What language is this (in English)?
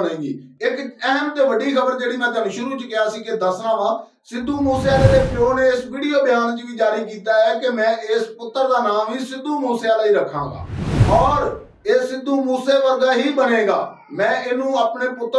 Punjabi